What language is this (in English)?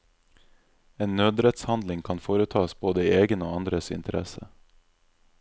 Norwegian